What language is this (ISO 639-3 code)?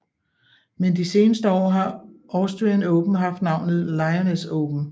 dan